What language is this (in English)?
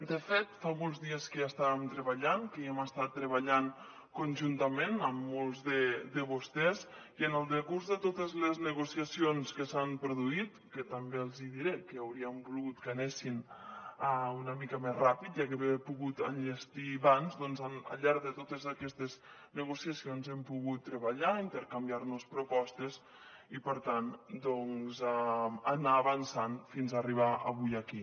Catalan